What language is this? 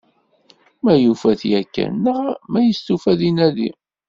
Kabyle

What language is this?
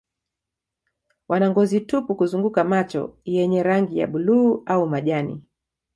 Swahili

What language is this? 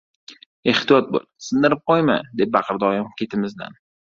Uzbek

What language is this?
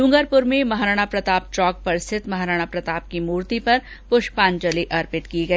Hindi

